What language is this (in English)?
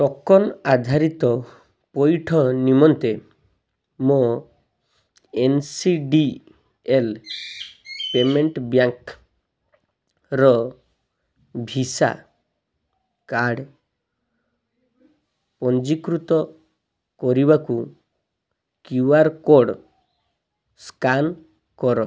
Odia